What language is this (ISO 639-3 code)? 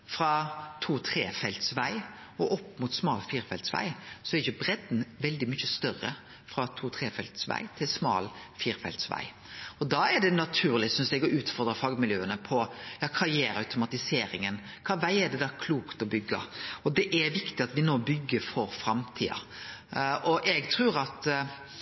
nno